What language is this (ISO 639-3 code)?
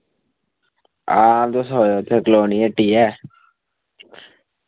doi